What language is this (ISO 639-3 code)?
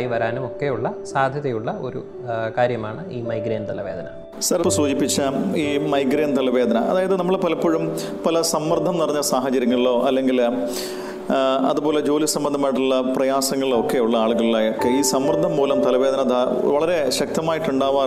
mal